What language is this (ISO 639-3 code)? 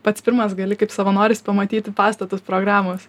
lit